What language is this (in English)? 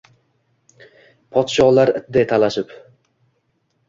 Uzbek